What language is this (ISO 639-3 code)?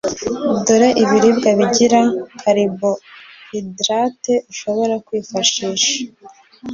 kin